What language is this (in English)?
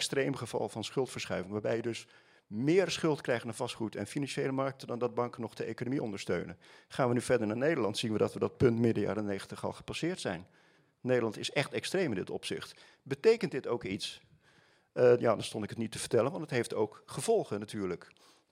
Dutch